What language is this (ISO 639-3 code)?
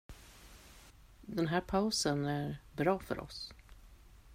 swe